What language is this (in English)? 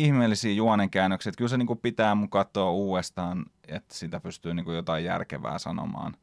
Finnish